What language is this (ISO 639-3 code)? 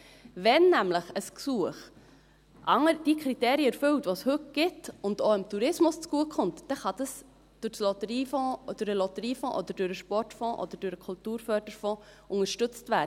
gsw